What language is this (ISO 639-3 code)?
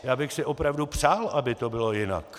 ces